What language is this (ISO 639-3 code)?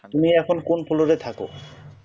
ben